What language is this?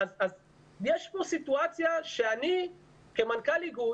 Hebrew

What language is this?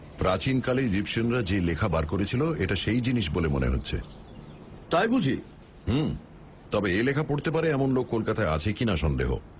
Bangla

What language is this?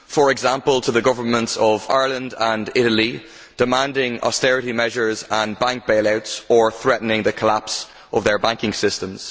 English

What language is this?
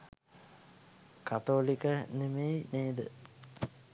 Sinhala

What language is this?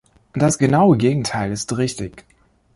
German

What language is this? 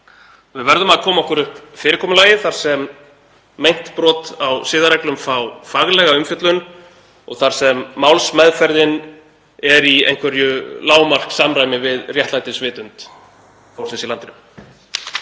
Icelandic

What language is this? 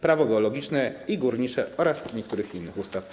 Polish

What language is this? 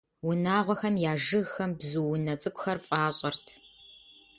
Kabardian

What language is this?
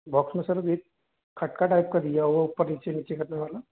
Hindi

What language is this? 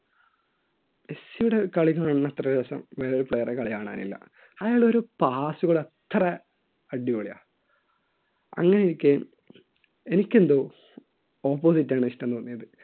Malayalam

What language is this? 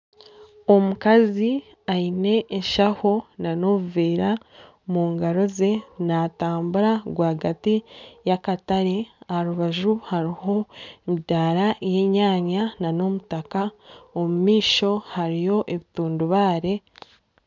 Nyankole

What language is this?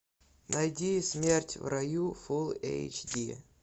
Russian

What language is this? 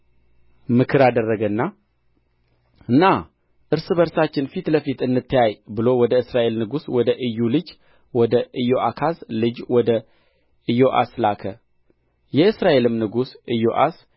Amharic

